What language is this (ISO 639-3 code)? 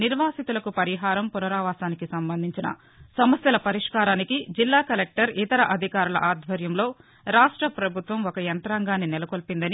tel